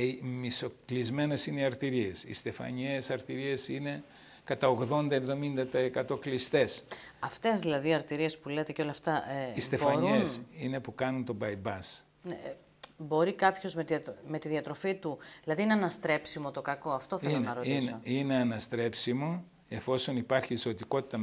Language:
Greek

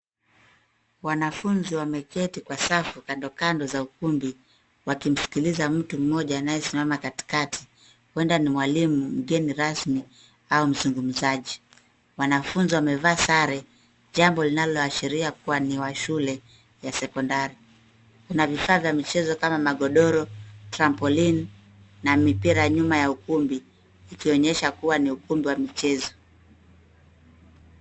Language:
Swahili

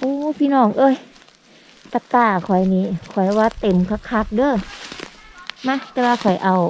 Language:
Thai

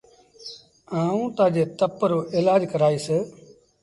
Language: Sindhi Bhil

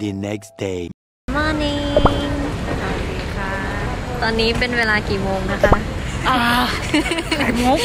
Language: Thai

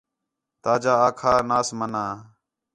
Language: Khetrani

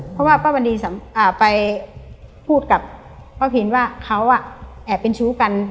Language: Thai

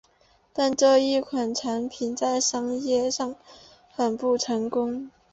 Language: Chinese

